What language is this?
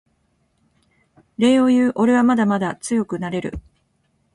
Japanese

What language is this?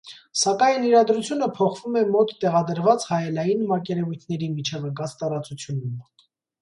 Armenian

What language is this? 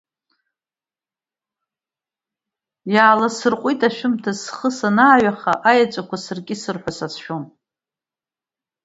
Abkhazian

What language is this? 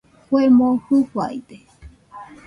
Nüpode Huitoto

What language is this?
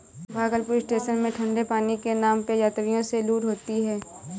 Hindi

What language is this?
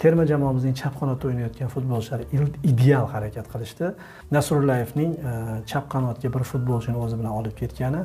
Turkish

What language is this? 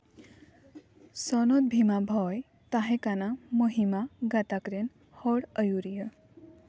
Santali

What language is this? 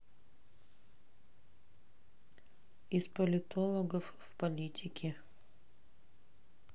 Russian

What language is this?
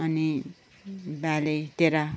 Nepali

